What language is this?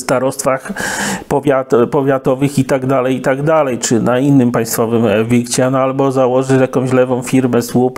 Polish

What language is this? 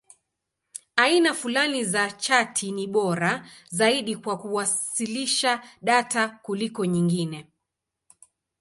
Swahili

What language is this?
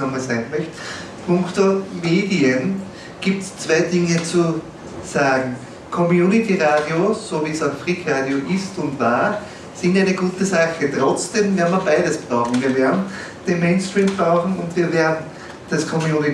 German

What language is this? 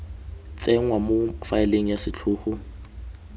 Tswana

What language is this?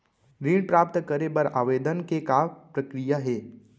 Chhattisgarhi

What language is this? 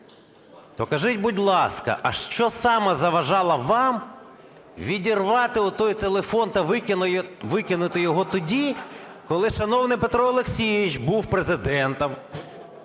Ukrainian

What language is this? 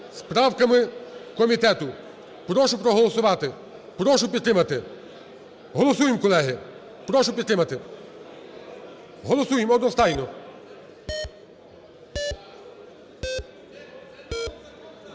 Ukrainian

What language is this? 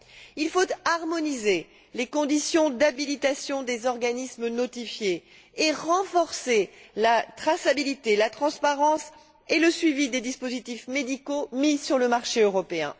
French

